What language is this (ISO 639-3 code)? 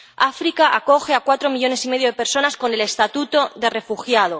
spa